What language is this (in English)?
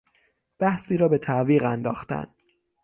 Persian